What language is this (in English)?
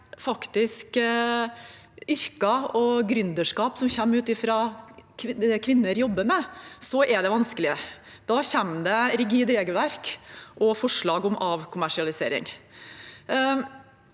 Norwegian